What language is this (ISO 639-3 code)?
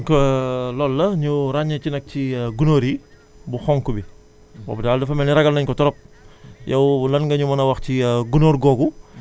wol